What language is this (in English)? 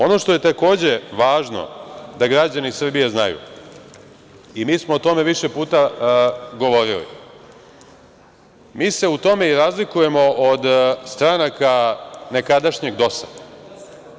Serbian